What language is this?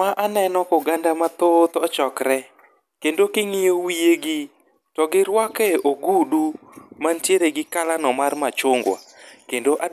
Luo (Kenya and Tanzania)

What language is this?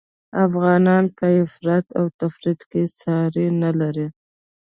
Pashto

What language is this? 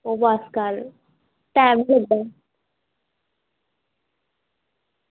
Dogri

